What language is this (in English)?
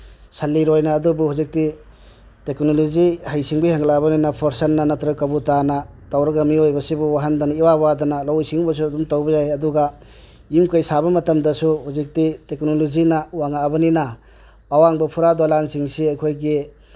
Manipuri